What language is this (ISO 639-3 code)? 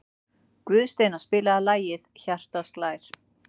isl